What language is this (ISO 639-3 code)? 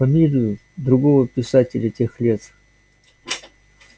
rus